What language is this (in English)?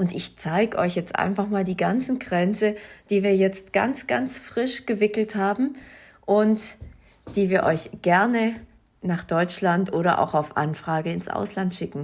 German